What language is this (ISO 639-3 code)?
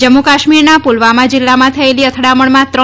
guj